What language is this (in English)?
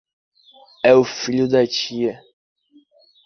Portuguese